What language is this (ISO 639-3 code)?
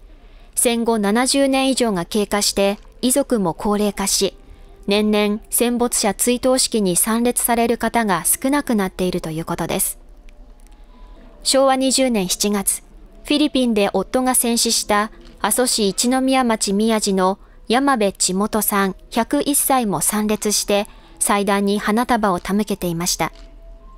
jpn